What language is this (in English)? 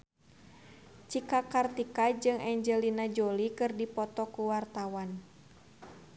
Sundanese